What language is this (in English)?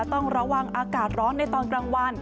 Thai